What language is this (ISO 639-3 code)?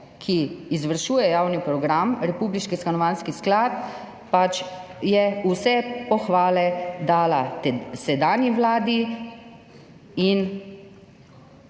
slv